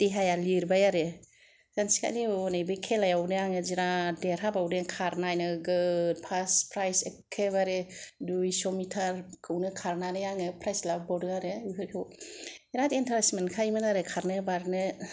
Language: Bodo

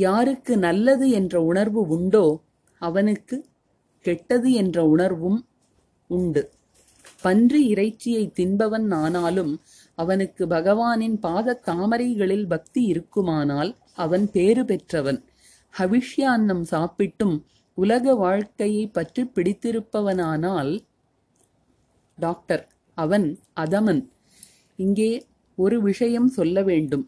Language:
Tamil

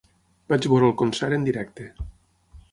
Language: Catalan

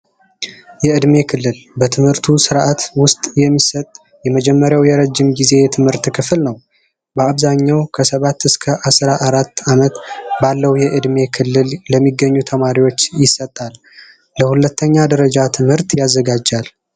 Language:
Amharic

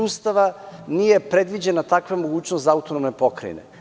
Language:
Serbian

